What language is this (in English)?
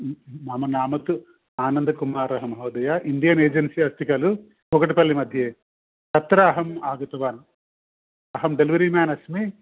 Sanskrit